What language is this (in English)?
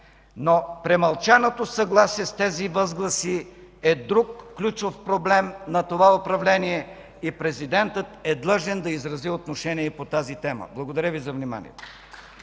Bulgarian